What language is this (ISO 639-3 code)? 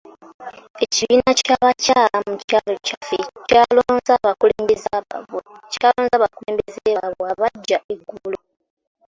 lug